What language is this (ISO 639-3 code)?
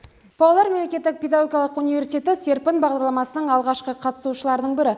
kaz